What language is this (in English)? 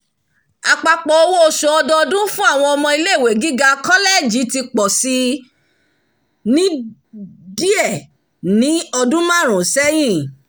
Yoruba